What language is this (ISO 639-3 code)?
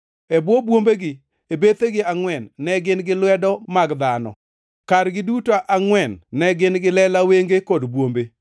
luo